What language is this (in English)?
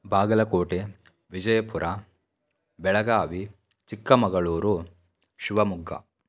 Sanskrit